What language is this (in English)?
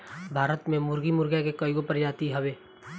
Bhojpuri